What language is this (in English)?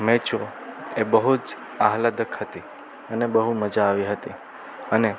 Gujarati